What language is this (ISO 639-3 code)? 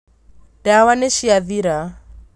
kik